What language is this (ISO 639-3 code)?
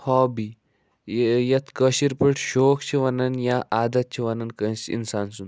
kas